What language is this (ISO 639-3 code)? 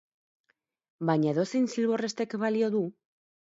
eus